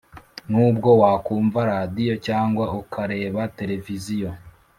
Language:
Kinyarwanda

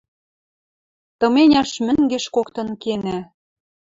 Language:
Western Mari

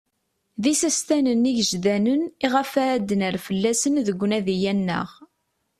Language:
Kabyle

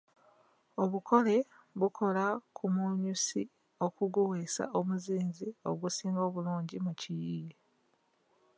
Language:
Ganda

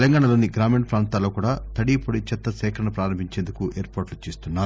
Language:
Telugu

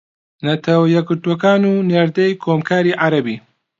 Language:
Central Kurdish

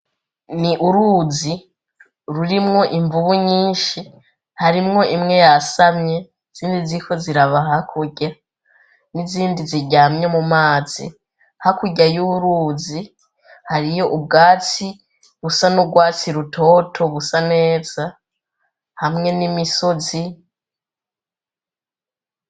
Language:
Rundi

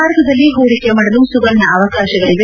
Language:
Kannada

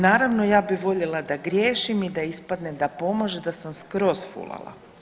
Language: Croatian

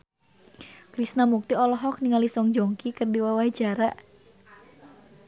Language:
Sundanese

